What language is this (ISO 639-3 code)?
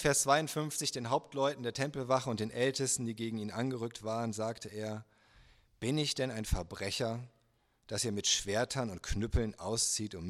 deu